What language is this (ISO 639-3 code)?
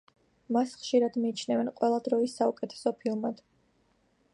kat